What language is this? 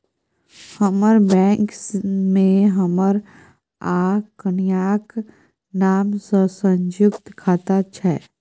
Maithili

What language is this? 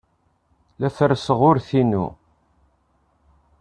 Kabyle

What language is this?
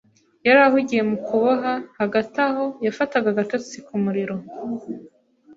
Kinyarwanda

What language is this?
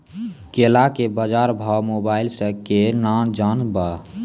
Maithili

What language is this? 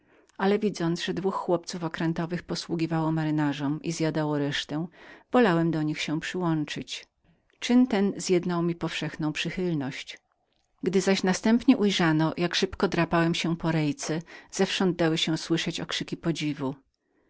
Polish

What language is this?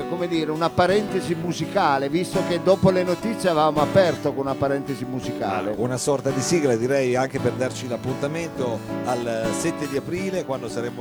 Italian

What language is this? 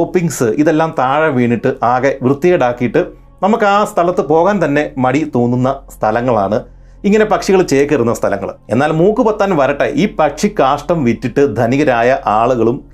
Malayalam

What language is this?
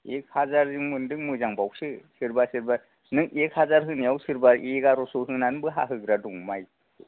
Bodo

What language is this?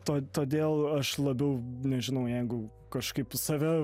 Lithuanian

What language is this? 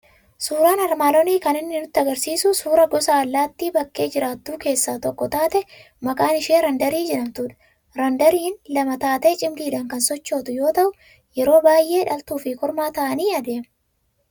Oromo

